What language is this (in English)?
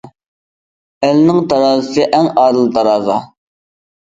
Uyghur